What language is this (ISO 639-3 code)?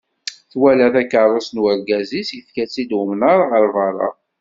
kab